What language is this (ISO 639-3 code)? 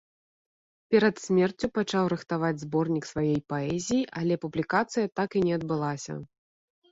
bel